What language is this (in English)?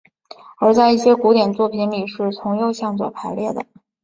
Chinese